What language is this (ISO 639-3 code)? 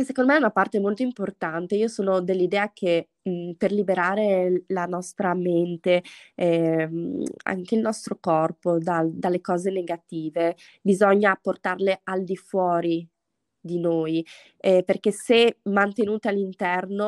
ita